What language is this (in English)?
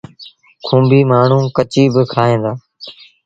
Sindhi Bhil